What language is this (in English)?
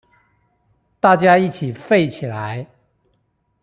Chinese